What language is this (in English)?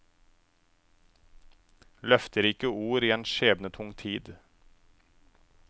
Norwegian